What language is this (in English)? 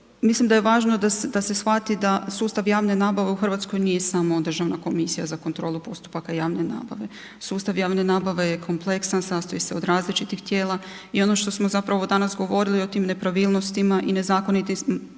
Croatian